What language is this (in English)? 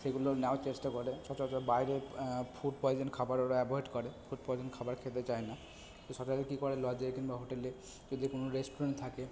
Bangla